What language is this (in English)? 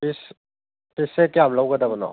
Manipuri